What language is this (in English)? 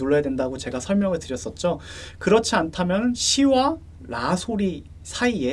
Korean